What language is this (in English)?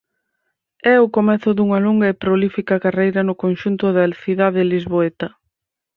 Galician